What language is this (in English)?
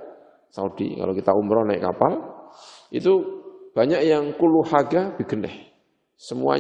Indonesian